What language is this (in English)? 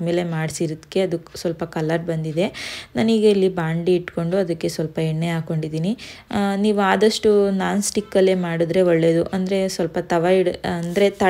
Romanian